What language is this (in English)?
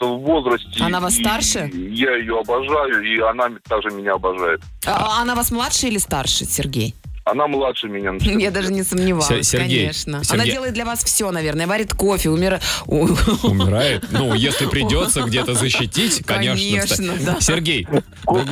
Russian